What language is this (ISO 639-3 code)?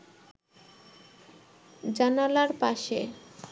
ben